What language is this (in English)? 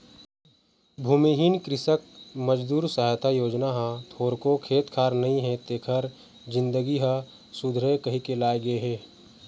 Chhattisgarhi